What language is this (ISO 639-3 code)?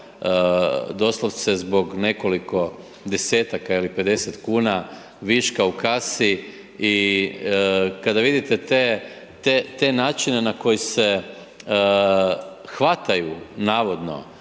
hrv